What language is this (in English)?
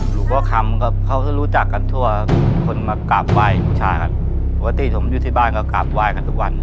Thai